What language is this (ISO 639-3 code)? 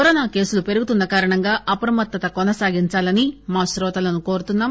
tel